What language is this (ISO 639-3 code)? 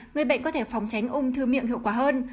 vie